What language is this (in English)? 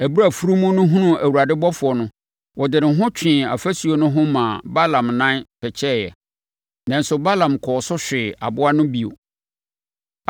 Akan